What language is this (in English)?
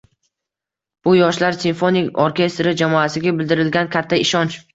Uzbek